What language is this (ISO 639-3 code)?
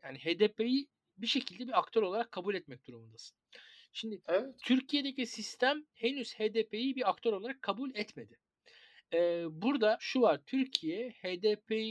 tur